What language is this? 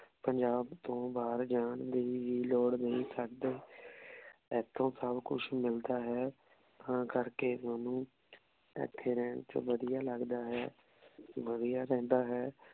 Punjabi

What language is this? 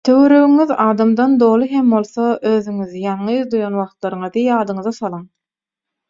Turkmen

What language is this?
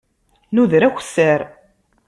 Kabyle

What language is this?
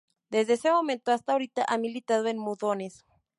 Spanish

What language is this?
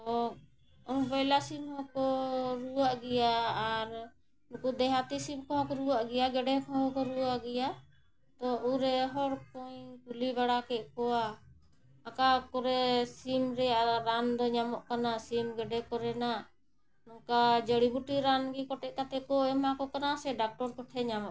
Santali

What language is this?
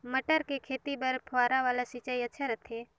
Chhattisgarhi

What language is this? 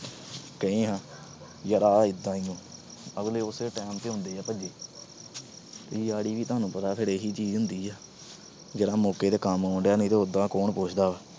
Punjabi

